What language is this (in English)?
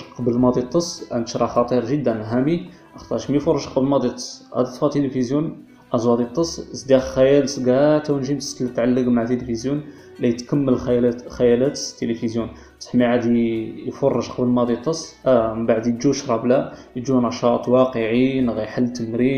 Arabic